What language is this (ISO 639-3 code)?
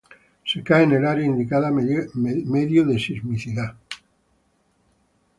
spa